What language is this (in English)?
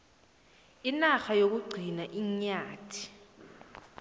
South Ndebele